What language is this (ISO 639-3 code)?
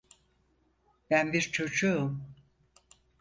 tur